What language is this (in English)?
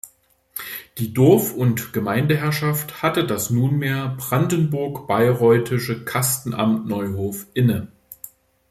German